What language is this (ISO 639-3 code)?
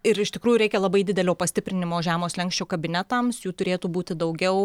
lit